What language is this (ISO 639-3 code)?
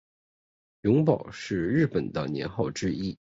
zho